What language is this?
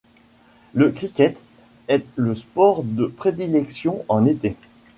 French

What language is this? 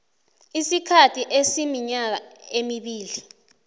South Ndebele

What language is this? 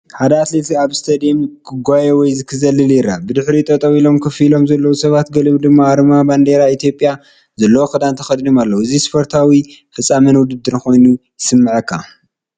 Tigrinya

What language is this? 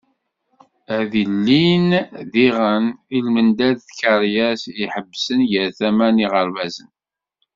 Kabyle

